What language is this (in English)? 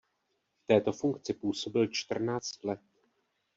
Czech